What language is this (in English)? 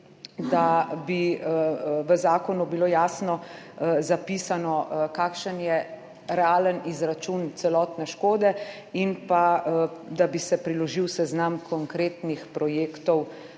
Slovenian